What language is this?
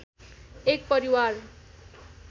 Nepali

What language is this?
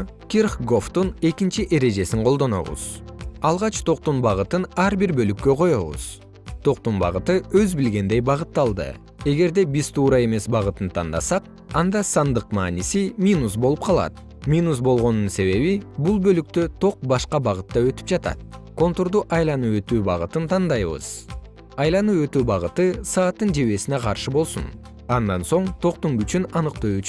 Kyrgyz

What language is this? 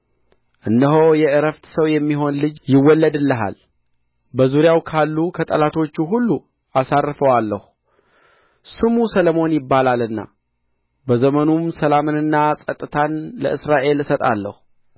Amharic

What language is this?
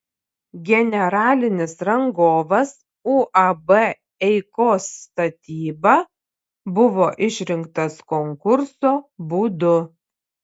Lithuanian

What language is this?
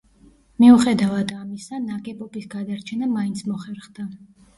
Georgian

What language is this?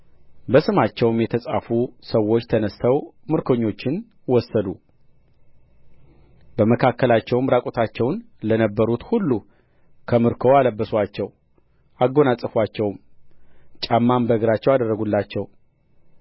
Amharic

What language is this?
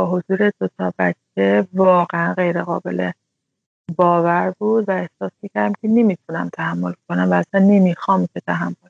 Persian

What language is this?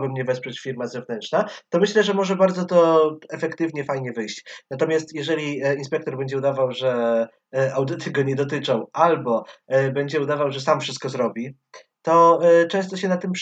Polish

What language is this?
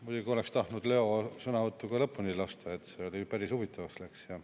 Estonian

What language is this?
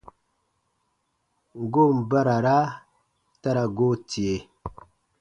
Baatonum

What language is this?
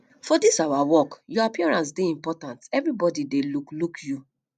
Nigerian Pidgin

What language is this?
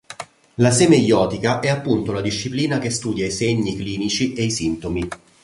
Italian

